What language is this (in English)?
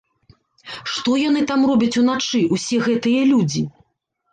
Belarusian